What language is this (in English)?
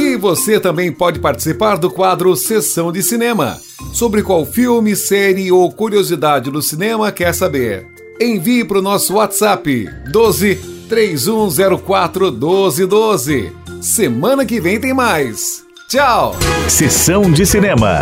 Portuguese